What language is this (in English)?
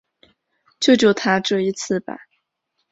Chinese